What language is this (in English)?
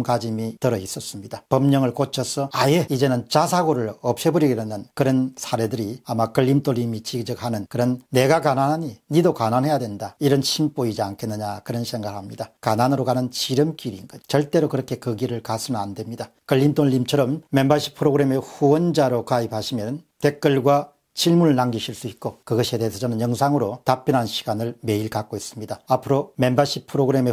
Korean